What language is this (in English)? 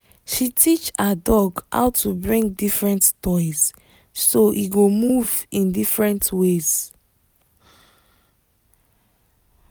Nigerian Pidgin